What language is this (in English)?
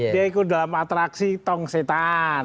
Indonesian